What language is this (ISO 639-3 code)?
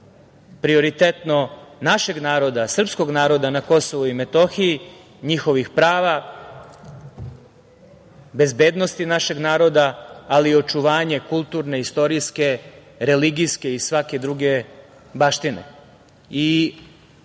srp